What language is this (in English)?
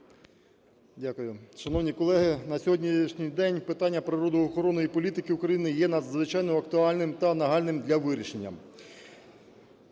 Ukrainian